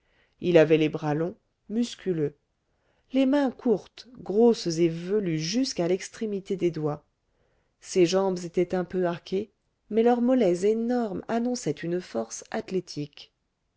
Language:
French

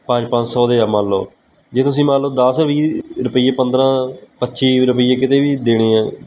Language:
Punjabi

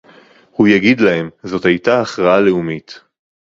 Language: Hebrew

